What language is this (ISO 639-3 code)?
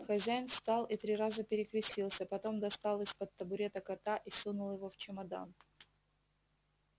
rus